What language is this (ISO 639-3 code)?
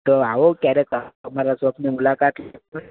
guj